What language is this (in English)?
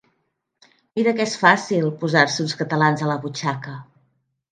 Catalan